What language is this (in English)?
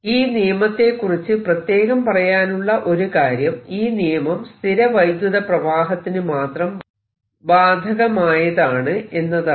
Malayalam